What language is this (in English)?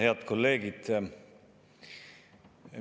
Estonian